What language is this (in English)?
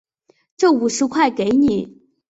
Chinese